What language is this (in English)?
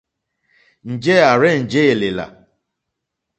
Mokpwe